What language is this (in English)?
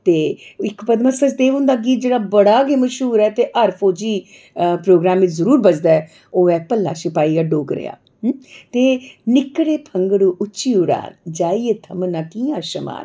Dogri